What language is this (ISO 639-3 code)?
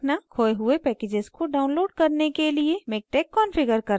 hin